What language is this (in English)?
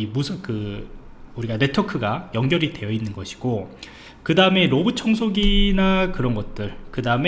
Korean